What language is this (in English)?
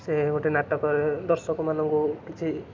Odia